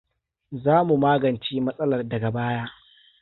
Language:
Hausa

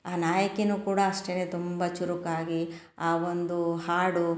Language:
Kannada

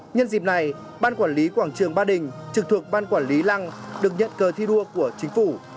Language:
Vietnamese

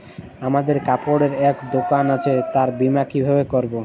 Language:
Bangla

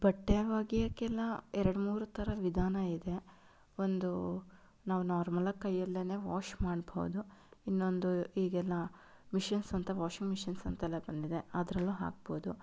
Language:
Kannada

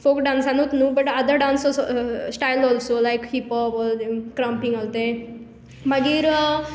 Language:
Konkani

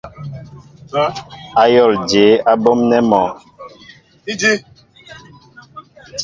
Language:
Mbo (Cameroon)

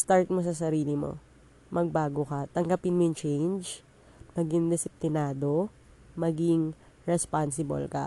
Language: Filipino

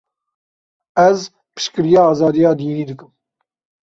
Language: Kurdish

